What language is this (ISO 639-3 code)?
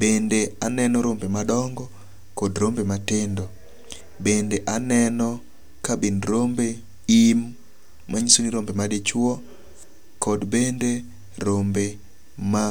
luo